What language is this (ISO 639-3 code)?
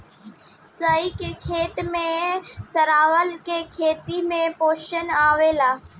bho